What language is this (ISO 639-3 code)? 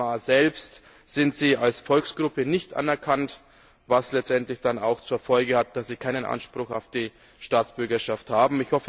deu